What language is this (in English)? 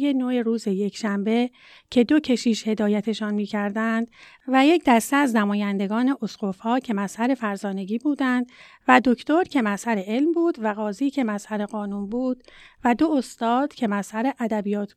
Persian